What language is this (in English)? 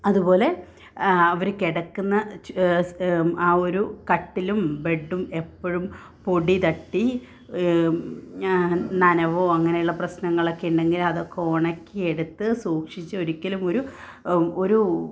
Malayalam